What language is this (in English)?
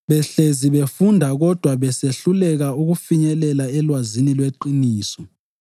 North Ndebele